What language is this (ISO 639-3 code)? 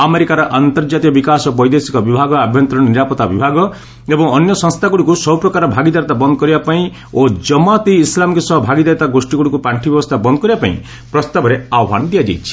ori